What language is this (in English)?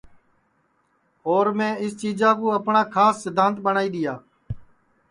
Sansi